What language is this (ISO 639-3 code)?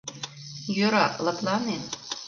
chm